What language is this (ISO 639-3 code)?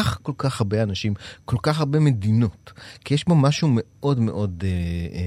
heb